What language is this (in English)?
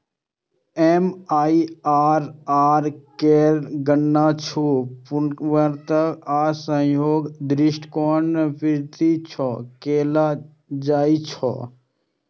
Maithili